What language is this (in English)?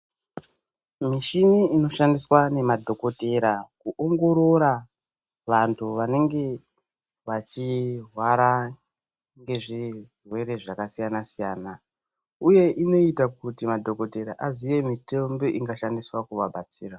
Ndau